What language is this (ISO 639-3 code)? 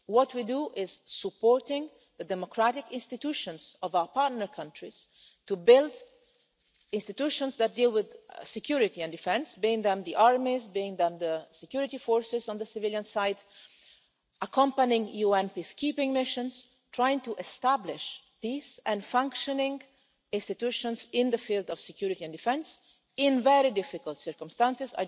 eng